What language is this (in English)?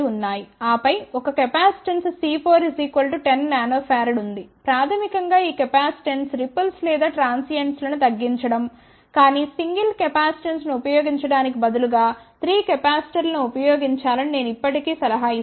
Telugu